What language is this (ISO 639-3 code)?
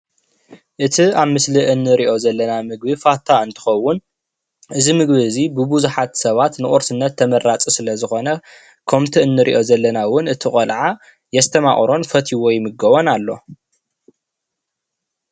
tir